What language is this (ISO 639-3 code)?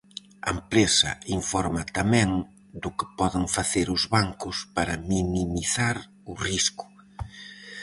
glg